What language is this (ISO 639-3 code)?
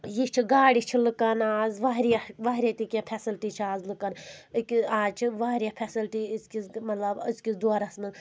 kas